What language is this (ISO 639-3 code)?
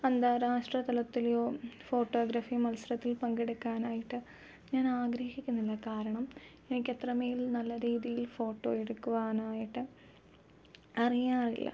mal